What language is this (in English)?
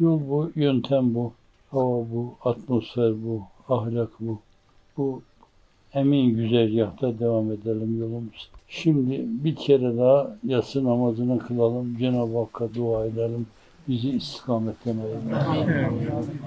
Turkish